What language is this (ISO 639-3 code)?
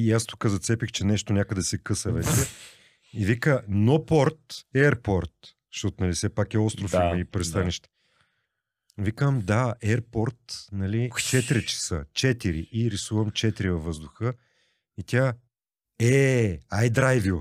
bul